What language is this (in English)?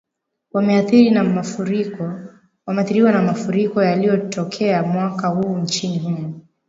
Swahili